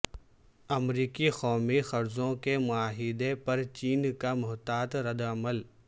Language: Urdu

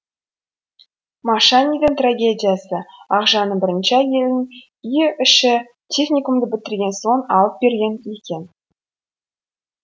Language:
Kazakh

